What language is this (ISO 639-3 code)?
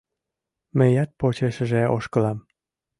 chm